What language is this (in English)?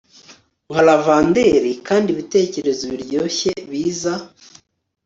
Kinyarwanda